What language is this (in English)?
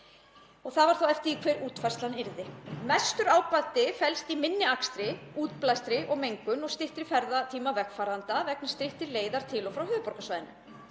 Icelandic